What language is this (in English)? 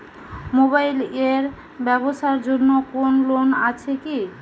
Bangla